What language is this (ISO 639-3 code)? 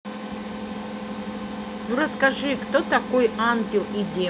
rus